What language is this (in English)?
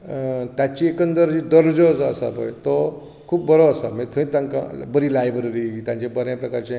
Konkani